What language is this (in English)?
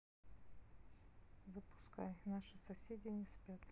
Russian